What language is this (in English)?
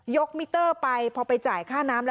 Thai